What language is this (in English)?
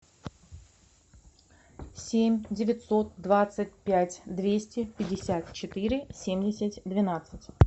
Russian